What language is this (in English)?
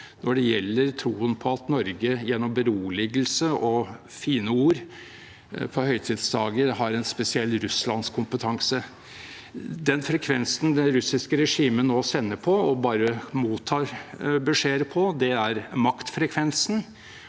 Norwegian